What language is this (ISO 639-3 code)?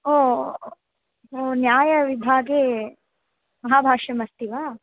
san